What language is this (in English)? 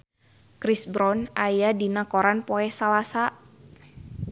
Sundanese